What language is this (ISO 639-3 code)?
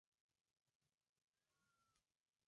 spa